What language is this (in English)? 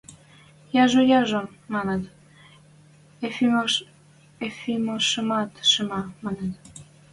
Western Mari